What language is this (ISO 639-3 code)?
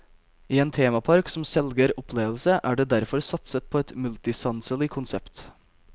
nor